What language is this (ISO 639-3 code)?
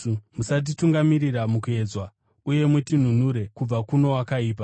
sna